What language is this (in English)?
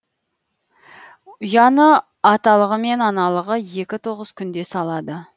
Kazakh